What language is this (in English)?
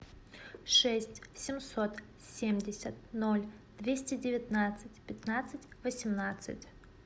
Russian